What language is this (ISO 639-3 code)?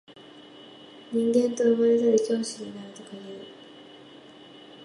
jpn